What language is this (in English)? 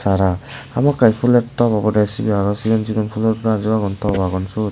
Chakma